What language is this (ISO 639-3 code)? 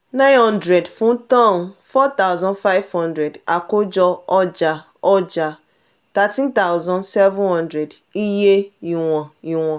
yor